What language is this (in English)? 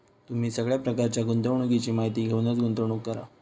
Marathi